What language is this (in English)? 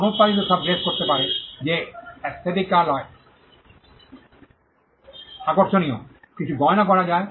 Bangla